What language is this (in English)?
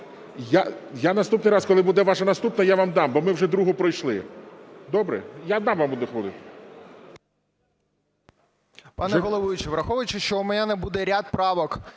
Ukrainian